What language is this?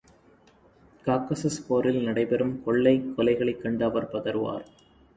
Tamil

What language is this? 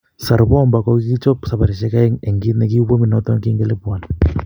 Kalenjin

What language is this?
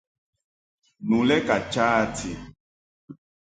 Mungaka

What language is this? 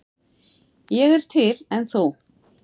Icelandic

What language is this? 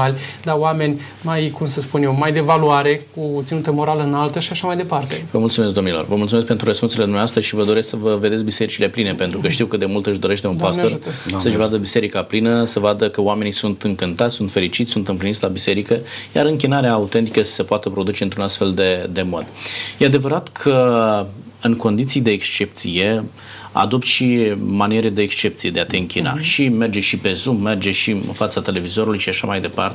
Romanian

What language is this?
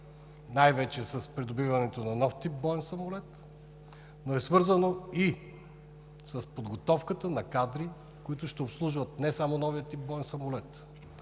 Bulgarian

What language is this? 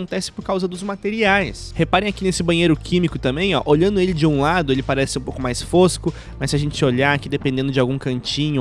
Portuguese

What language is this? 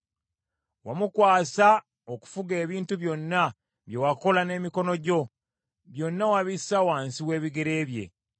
Ganda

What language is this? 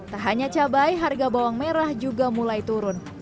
Indonesian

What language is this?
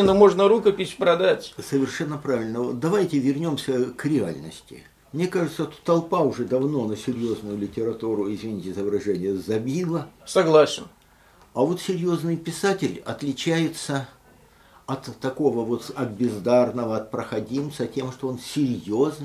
Russian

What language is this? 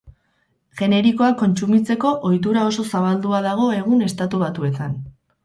Basque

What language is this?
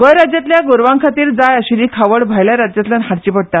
Konkani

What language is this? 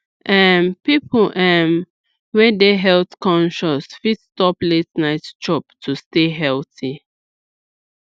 Nigerian Pidgin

